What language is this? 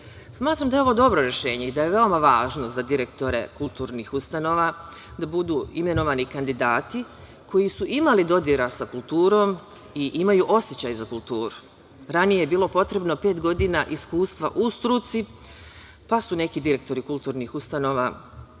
Serbian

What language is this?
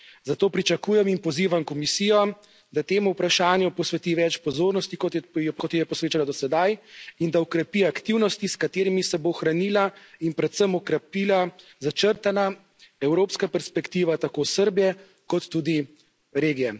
Slovenian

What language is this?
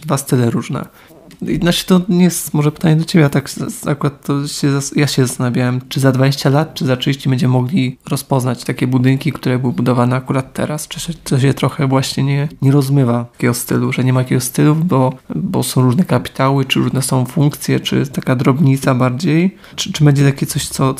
Polish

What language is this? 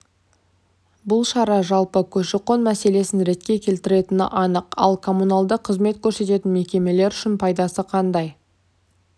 Kazakh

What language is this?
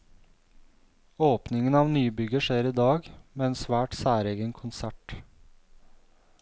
Norwegian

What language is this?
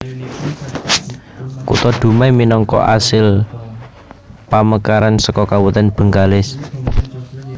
Javanese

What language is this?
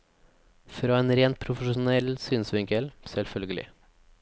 Norwegian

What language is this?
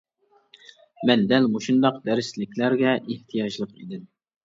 Uyghur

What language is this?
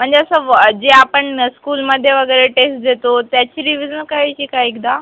Marathi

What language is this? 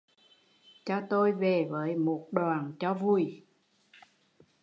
Vietnamese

